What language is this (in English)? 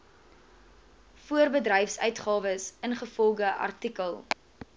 Afrikaans